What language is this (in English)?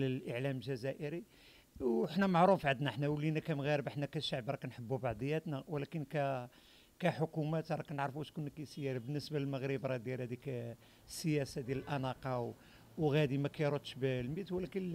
Arabic